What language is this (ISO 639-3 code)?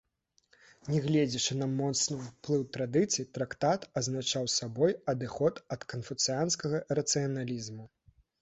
bel